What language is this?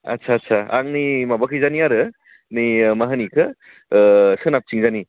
Bodo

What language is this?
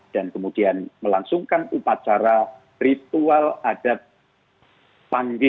Indonesian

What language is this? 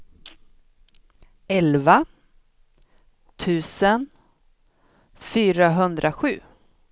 Swedish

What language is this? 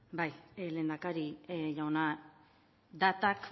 Basque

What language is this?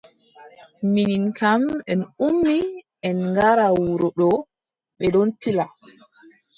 Adamawa Fulfulde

